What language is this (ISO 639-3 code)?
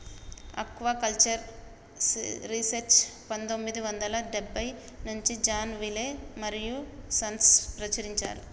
tel